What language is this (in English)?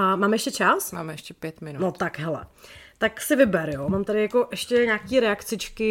Czech